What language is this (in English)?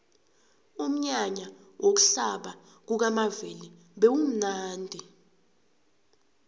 South Ndebele